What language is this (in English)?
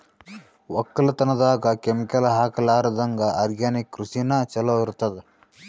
Kannada